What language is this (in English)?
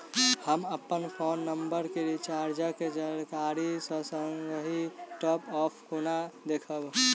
Maithili